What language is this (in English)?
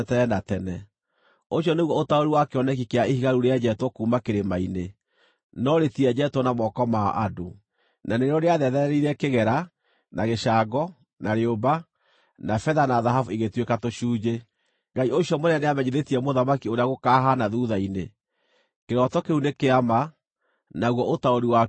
Kikuyu